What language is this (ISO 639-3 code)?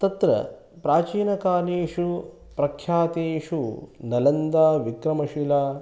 san